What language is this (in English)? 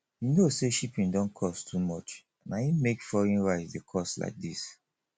Nigerian Pidgin